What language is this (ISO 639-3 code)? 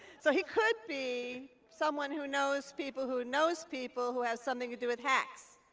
eng